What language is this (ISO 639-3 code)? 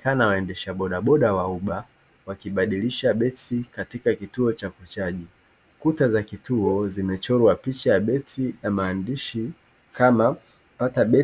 swa